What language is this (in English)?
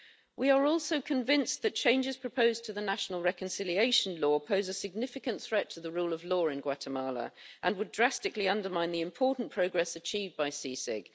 English